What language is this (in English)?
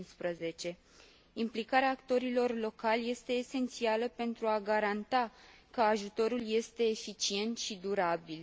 Romanian